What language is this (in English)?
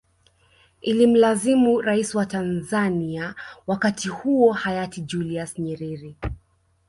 Swahili